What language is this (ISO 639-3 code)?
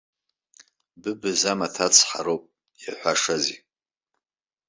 abk